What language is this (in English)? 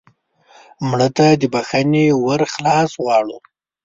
Pashto